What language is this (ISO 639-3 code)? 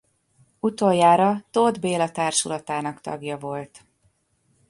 hun